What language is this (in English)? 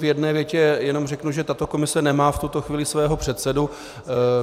Czech